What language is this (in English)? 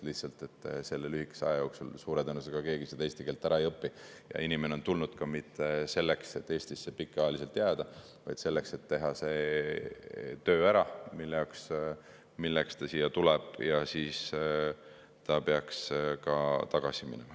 Estonian